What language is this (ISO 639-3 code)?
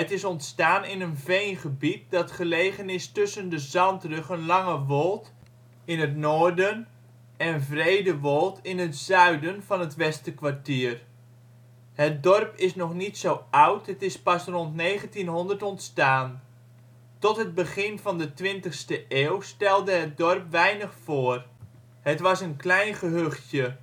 nld